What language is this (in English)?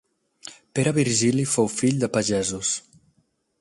Catalan